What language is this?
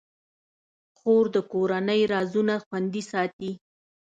Pashto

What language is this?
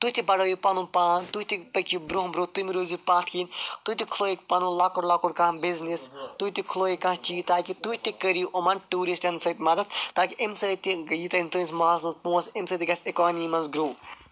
Kashmiri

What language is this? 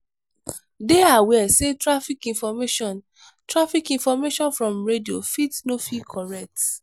Nigerian Pidgin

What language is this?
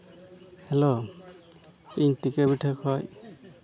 Santali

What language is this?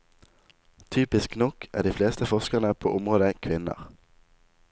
Norwegian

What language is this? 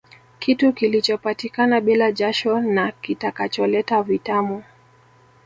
Swahili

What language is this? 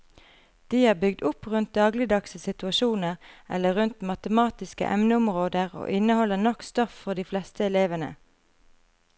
Norwegian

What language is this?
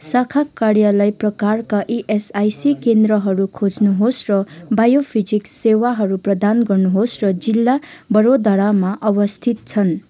Nepali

